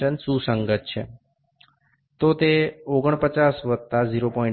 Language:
Bangla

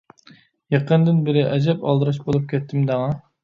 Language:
Uyghur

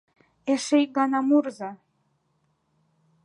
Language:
Mari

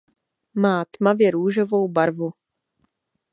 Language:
Czech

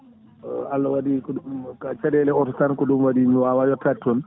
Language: Fula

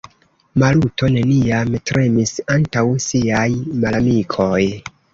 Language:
Esperanto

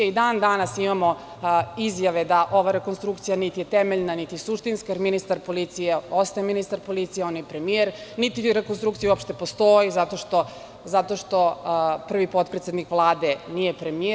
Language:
Serbian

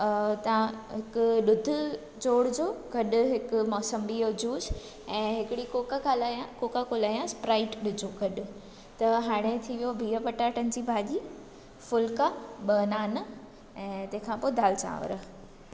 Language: Sindhi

